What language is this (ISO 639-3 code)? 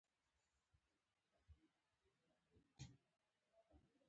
pus